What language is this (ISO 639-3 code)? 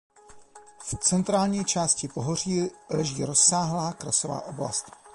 ces